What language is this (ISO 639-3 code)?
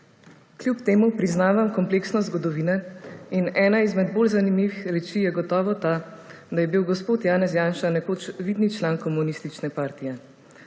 slv